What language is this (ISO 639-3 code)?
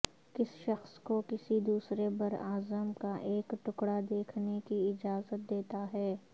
urd